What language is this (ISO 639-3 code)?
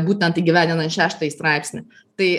lit